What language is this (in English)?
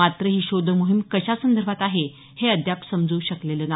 Marathi